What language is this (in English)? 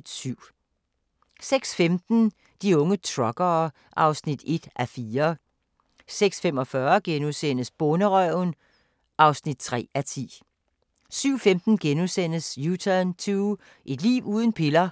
Danish